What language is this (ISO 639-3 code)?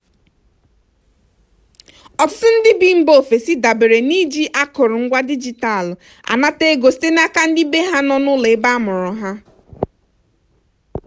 ibo